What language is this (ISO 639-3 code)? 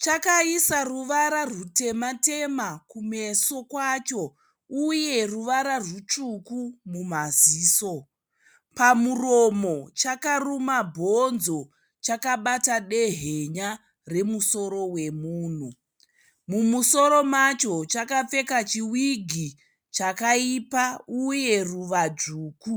sna